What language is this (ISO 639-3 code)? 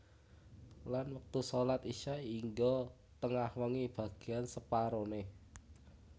jav